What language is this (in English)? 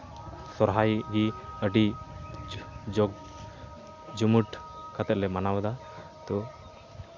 Santali